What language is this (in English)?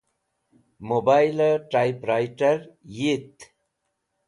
Wakhi